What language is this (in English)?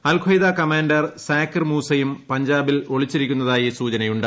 Malayalam